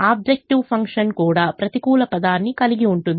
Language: Telugu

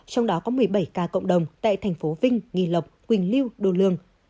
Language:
Vietnamese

